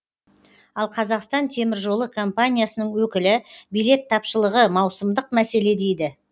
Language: Kazakh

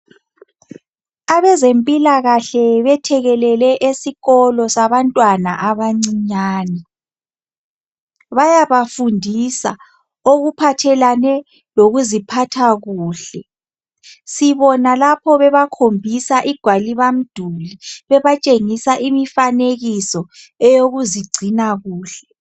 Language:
North Ndebele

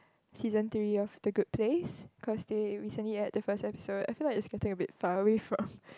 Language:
English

